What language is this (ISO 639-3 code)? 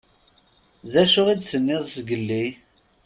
kab